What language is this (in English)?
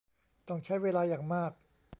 Thai